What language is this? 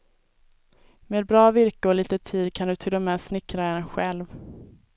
Swedish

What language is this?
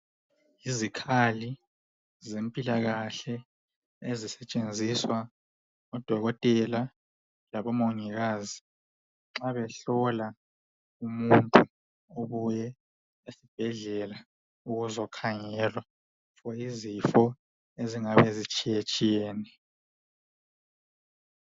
North Ndebele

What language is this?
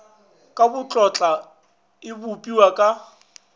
Northern Sotho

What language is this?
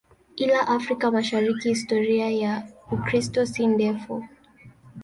Swahili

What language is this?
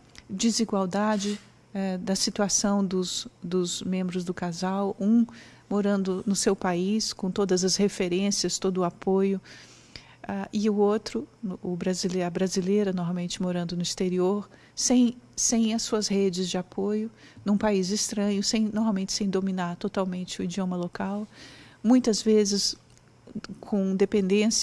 Portuguese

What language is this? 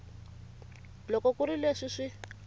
Tsonga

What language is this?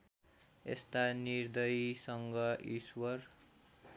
Nepali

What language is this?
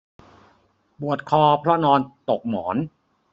Thai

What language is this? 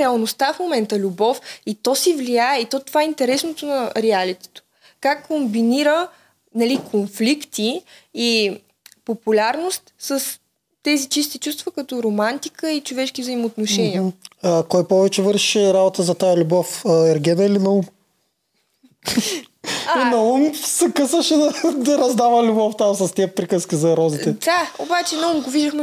Bulgarian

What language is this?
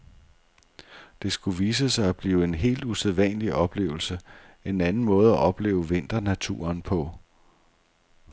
Danish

